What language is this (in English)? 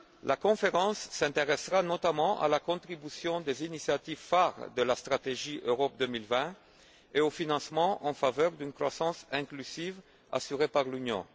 French